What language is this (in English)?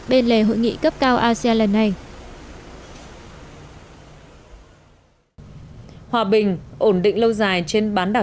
Vietnamese